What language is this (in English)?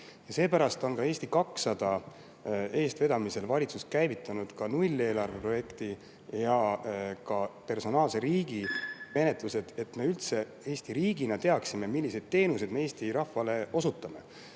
Estonian